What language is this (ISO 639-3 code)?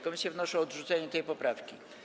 pol